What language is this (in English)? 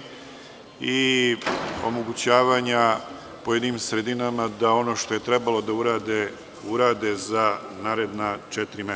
Serbian